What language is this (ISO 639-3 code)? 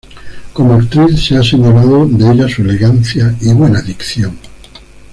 spa